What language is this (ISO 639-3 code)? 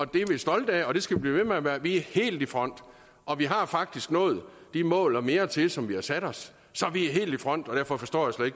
dan